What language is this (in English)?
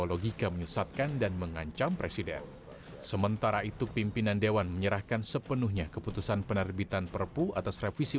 Indonesian